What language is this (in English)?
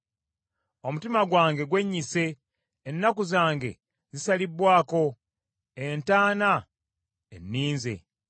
Ganda